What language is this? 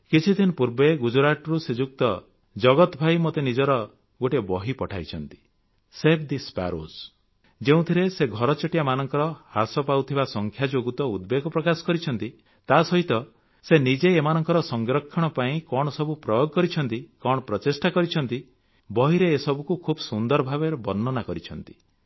Odia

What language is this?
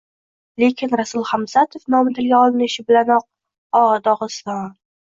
Uzbek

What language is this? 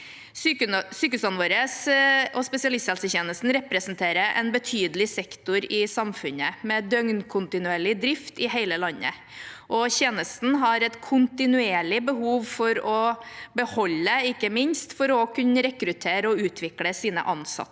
Norwegian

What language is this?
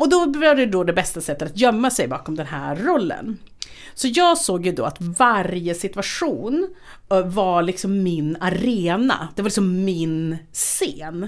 Swedish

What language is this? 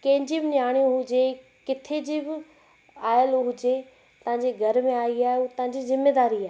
Sindhi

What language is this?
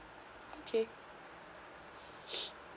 English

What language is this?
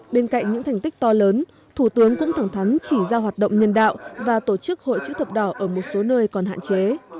Vietnamese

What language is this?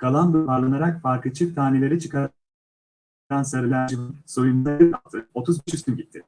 Turkish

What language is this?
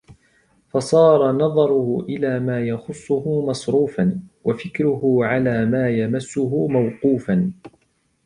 Arabic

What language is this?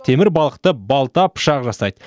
Kazakh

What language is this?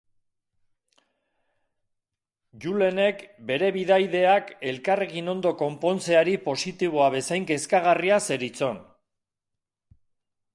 Basque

